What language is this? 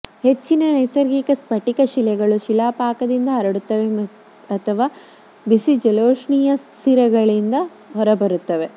Kannada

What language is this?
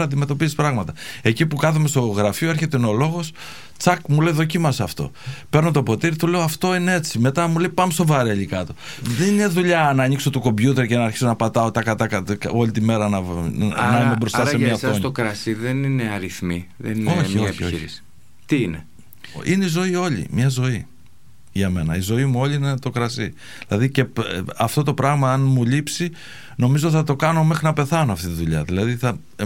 Greek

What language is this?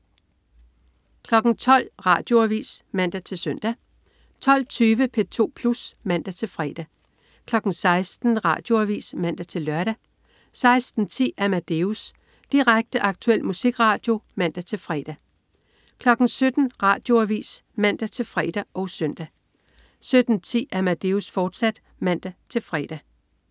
Danish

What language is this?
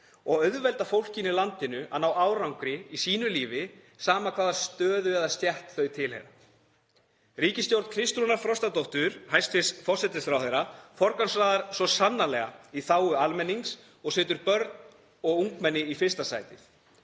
Icelandic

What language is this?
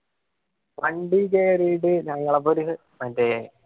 Malayalam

